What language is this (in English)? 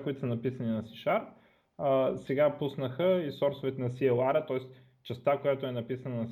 Bulgarian